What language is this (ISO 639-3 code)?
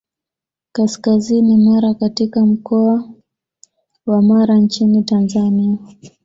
swa